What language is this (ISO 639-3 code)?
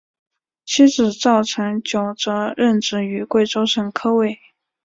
zho